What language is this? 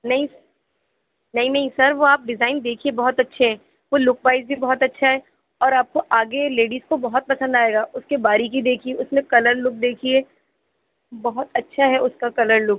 Urdu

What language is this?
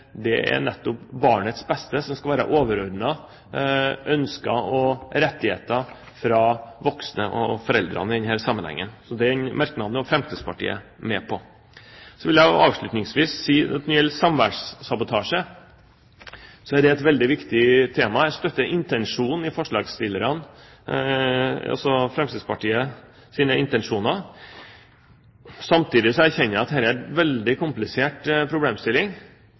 Norwegian Bokmål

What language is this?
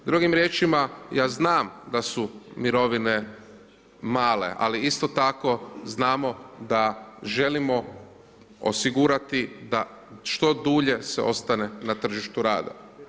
Croatian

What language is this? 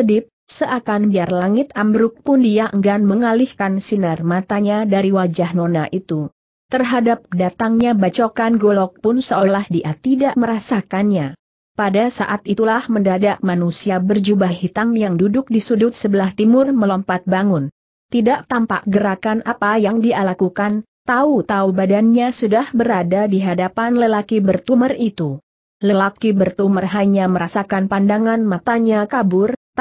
Indonesian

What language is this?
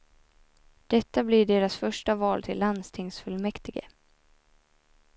Swedish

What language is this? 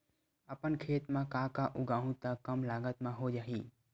Chhattisgarhi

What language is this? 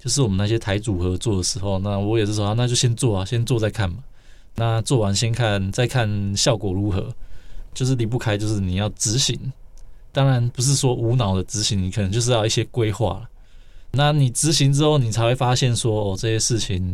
Chinese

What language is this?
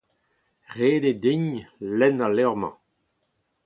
Breton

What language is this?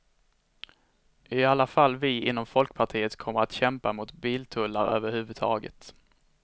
Swedish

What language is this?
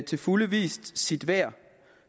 Danish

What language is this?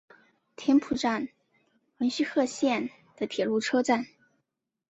Chinese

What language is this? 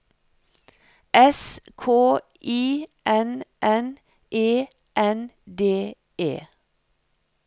Norwegian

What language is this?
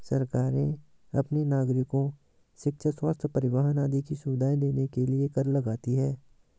Hindi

